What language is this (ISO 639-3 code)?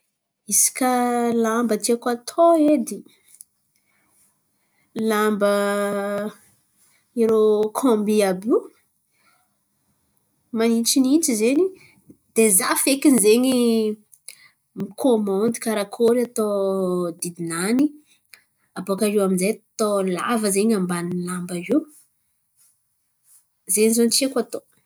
xmv